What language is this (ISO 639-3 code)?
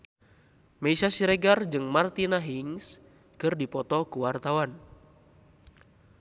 sun